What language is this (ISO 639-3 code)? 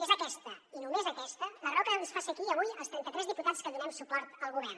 cat